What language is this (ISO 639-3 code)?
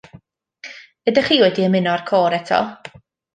cym